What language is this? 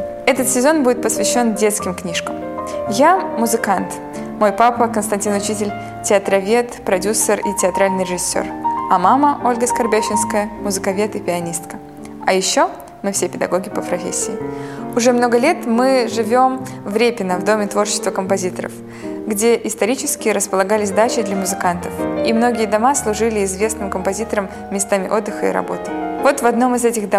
Russian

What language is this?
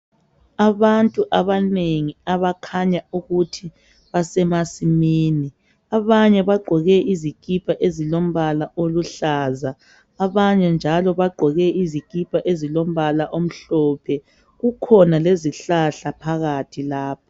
North Ndebele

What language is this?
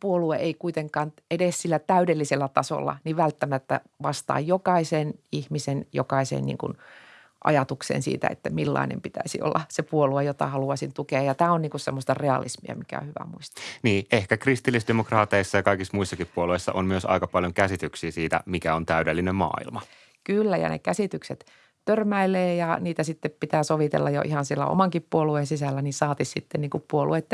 Finnish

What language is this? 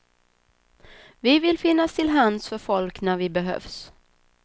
Swedish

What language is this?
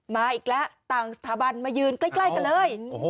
Thai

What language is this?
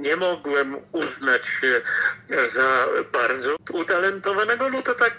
Polish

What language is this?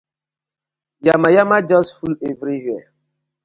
Nigerian Pidgin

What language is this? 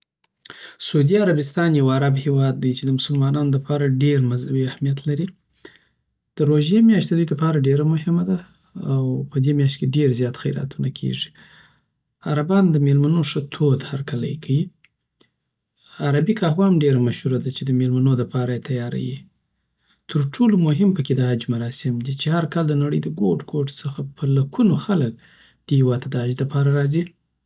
Southern Pashto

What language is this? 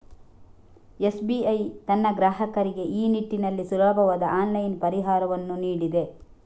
Kannada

